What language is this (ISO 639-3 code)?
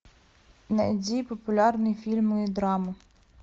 rus